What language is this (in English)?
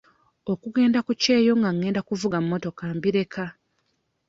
Ganda